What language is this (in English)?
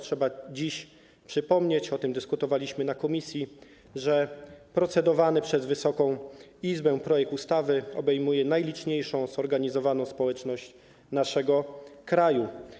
Polish